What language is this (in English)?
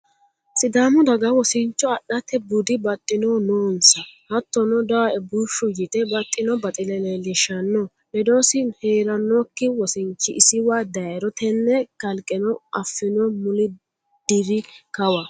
Sidamo